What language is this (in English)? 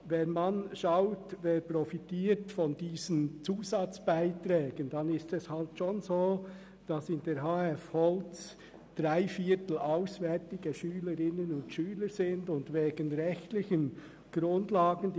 Swiss German